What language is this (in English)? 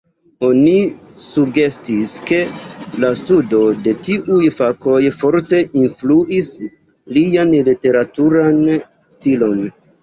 Esperanto